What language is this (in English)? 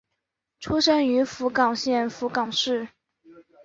Chinese